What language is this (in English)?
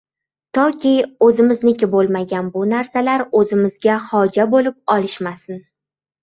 Uzbek